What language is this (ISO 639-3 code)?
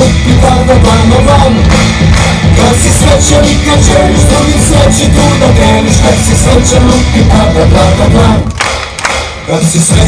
ron